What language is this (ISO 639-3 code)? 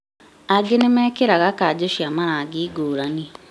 kik